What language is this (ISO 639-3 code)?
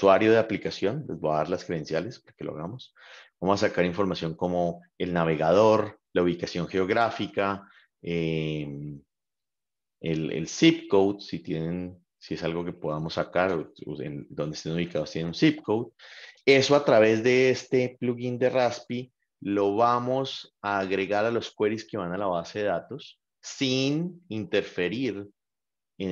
spa